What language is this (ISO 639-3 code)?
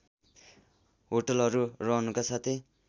nep